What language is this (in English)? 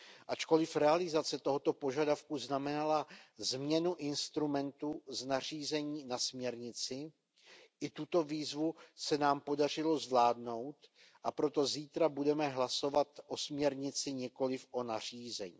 Czech